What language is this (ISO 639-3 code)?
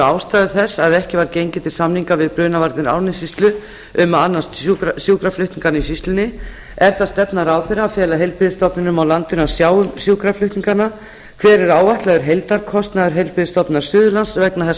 isl